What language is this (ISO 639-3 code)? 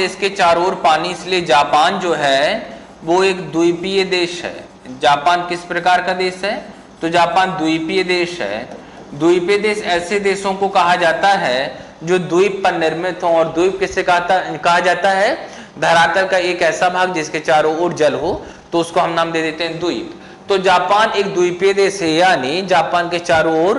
hin